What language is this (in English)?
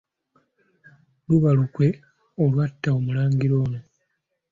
Ganda